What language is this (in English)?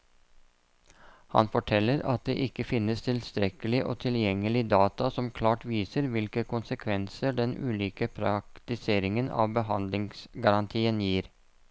Norwegian